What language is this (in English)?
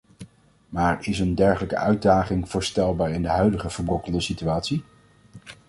Dutch